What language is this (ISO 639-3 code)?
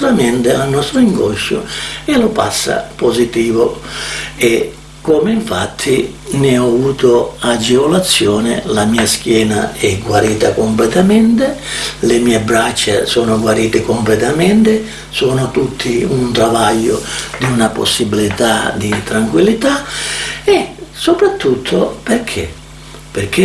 ita